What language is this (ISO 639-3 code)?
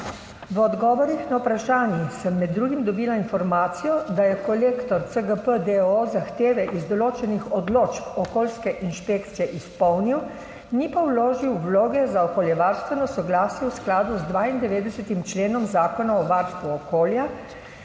slv